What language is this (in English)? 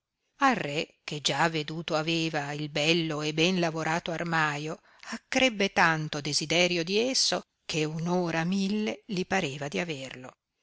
Italian